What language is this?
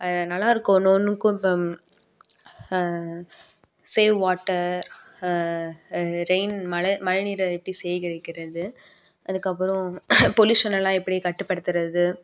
Tamil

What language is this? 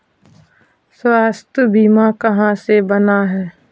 Magahi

